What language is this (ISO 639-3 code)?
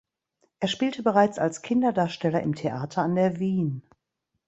deu